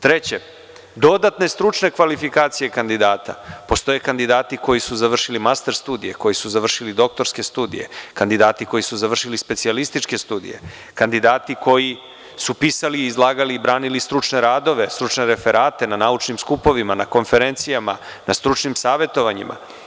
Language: Serbian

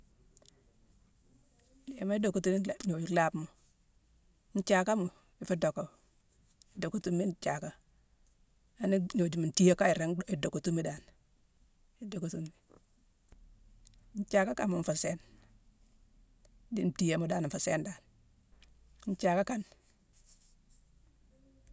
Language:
Mansoanka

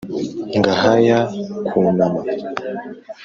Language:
Kinyarwanda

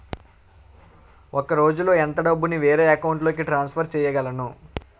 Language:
Telugu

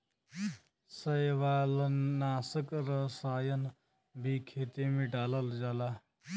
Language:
Bhojpuri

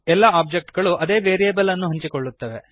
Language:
Kannada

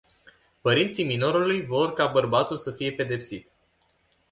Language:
Romanian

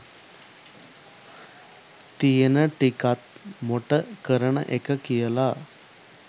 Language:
Sinhala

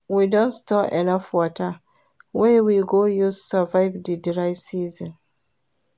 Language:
Nigerian Pidgin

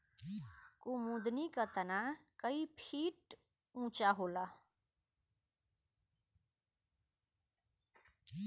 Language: Bhojpuri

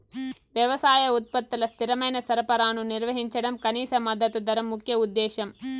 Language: Telugu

